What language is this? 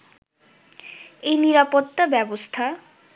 Bangla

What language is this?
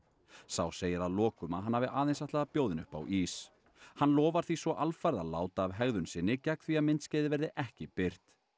Icelandic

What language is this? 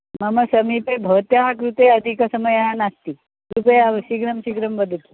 Sanskrit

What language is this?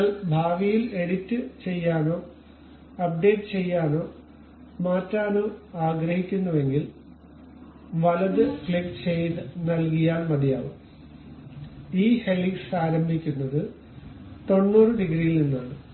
Malayalam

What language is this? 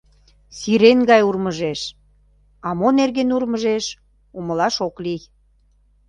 Mari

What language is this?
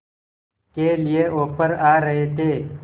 Hindi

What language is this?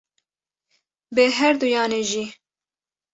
Kurdish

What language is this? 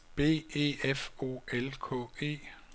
Danish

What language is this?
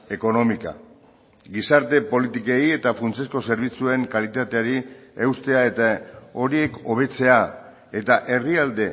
Basque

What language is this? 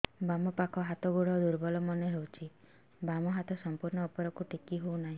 Odia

